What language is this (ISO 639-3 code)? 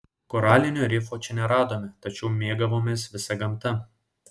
lit